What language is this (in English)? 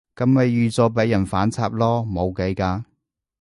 Cantonese